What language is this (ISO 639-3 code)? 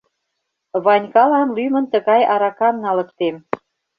chm